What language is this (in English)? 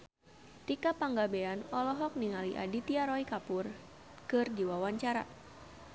Sundanese